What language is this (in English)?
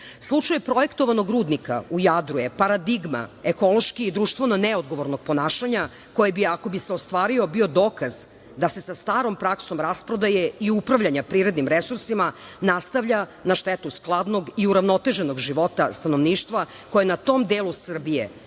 Serbian